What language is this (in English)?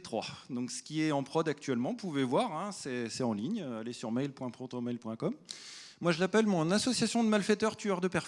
French